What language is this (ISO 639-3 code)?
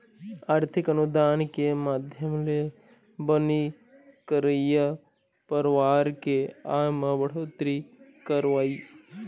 hne